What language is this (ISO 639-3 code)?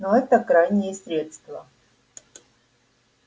rus